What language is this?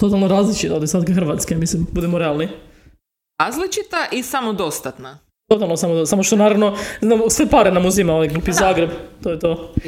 Croatian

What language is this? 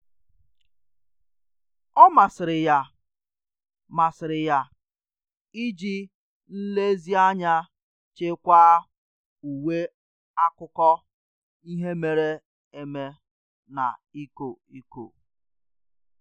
Igbo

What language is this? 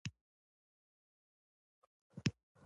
Pashto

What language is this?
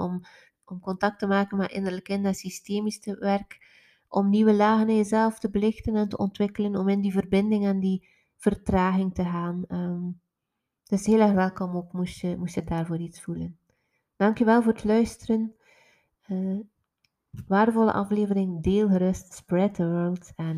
Dutch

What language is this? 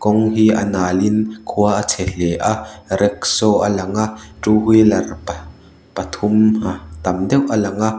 Mizo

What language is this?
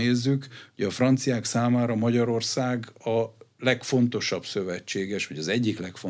Hungarian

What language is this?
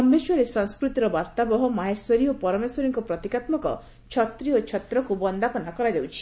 Odia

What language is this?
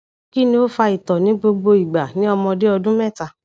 Yoruba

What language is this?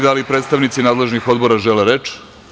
Serbian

